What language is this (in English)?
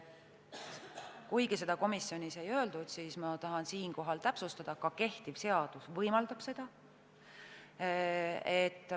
Estonian